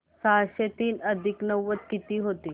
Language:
Marathi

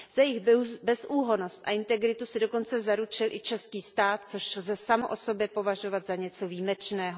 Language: Czech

